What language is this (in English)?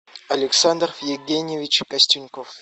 Russian